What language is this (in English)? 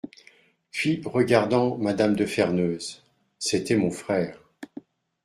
French